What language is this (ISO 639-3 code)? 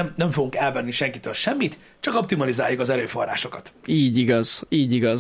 hun